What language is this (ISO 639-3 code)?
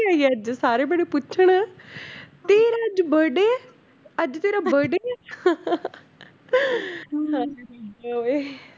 pan